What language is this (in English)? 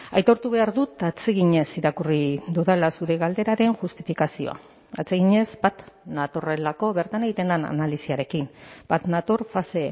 Basque